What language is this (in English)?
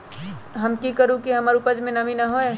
Magahi